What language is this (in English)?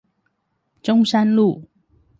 Chinese